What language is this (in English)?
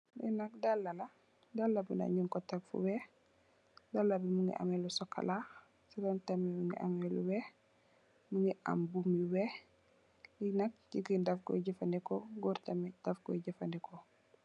Wolof